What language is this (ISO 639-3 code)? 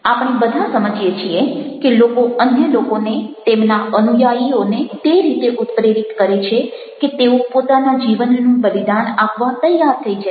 guj